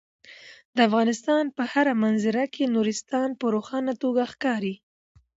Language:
Pashto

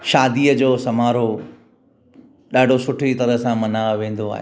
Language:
Sindhi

